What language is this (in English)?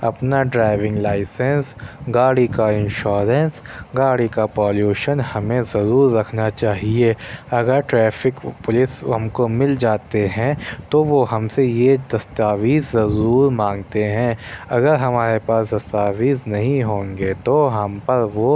Urdu